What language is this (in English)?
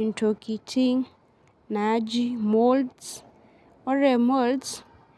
Masai